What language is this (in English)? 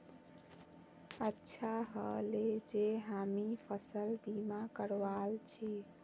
Magahi